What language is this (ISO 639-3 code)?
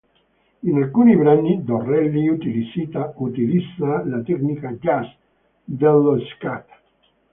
ita